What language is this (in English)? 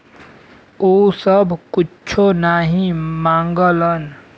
Bhojpuri